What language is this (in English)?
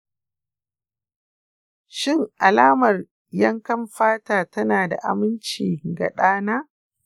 Hausa